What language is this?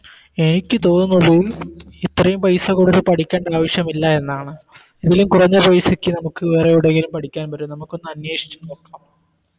Malayalam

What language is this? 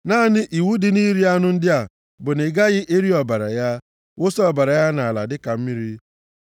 Igbo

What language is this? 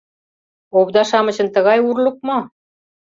Mari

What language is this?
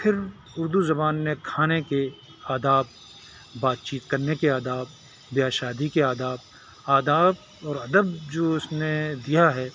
Urdu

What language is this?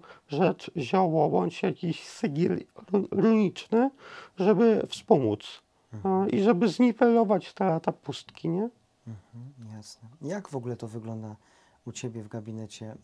Polish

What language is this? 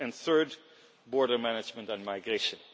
English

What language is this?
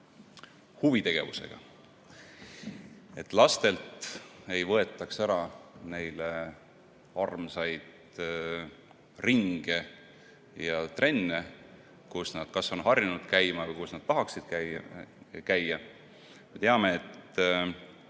Estonian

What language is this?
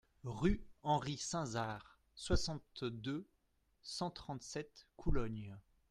French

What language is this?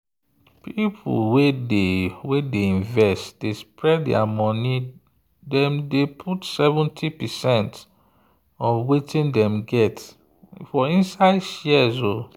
Nigerian Pidgin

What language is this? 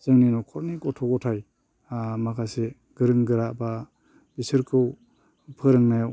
Bodo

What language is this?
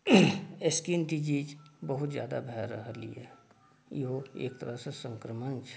Maithili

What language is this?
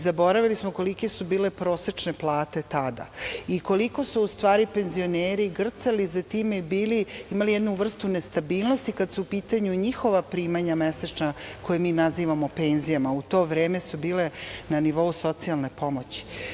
Serbian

